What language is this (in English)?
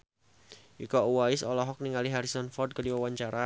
Sundanese